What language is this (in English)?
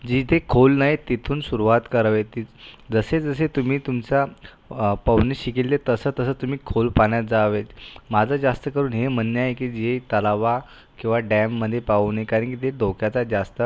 Marathi